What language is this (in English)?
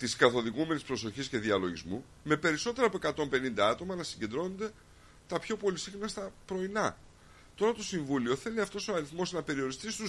Greek